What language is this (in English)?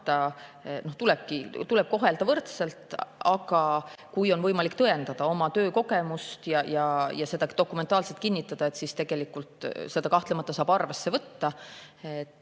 Estonian